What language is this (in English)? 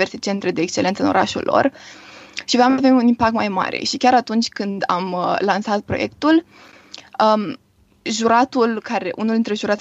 Romanian